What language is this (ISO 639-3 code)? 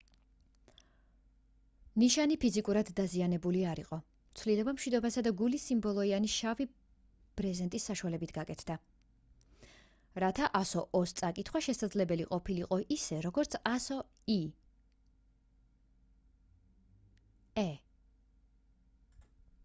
kat